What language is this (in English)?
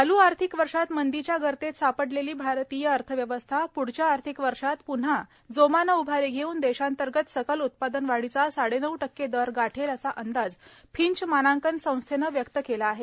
Marathi